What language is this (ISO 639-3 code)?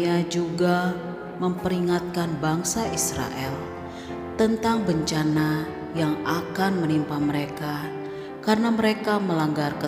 ind